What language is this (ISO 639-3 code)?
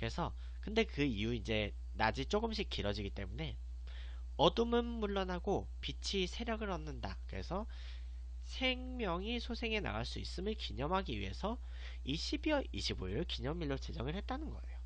kor